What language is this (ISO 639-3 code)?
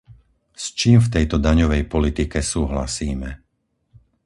slk